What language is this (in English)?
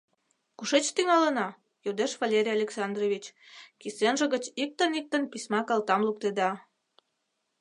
Mari